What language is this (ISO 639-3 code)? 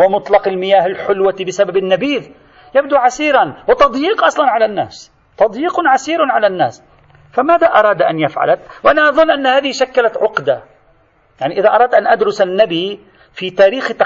ara